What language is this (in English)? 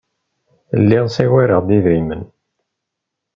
Kabyle